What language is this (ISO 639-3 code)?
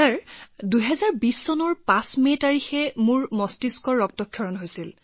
asm